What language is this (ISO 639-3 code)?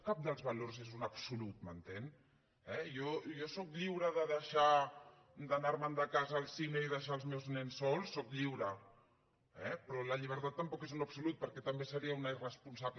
cat